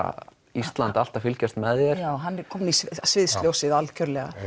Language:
Icelandic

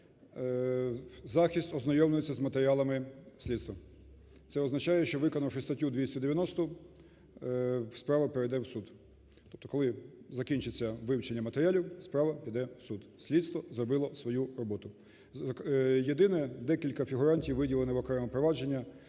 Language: Ukrainian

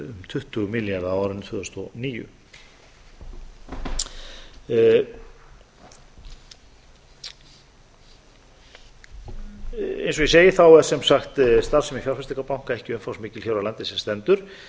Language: Icelandic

